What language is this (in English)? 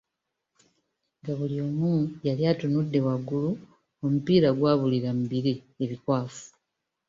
Ganda